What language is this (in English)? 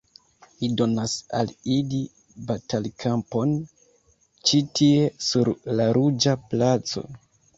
Esperanto